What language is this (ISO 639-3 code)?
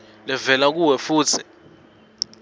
ssw